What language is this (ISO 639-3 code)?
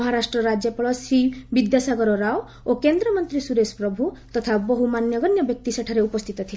ori